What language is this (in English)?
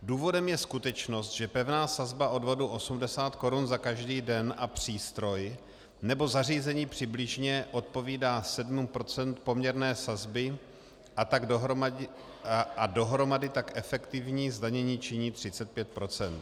Czech